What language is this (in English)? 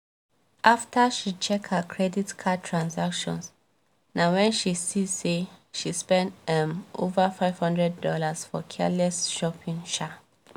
Nigerian Pidgin